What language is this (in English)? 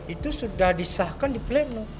Indonesian